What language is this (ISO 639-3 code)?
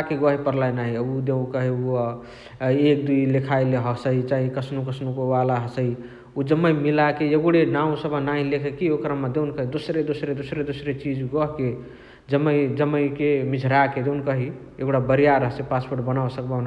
the